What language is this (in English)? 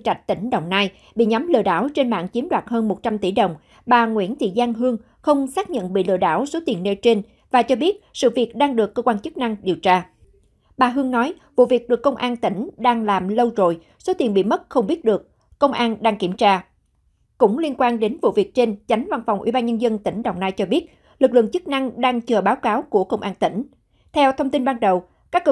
Vietnamese